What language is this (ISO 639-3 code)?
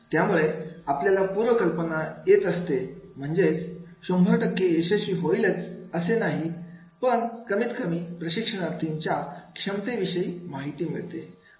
mar